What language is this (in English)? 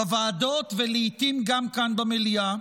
Hebrew